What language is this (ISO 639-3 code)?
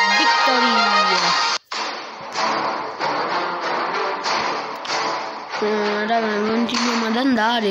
ita